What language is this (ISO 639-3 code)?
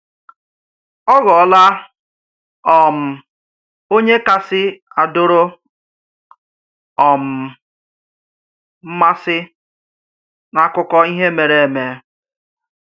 ibo